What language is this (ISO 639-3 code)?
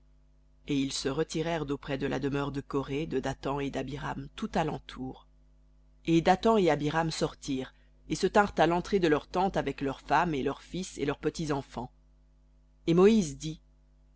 fra